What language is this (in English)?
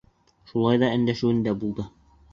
Bashkir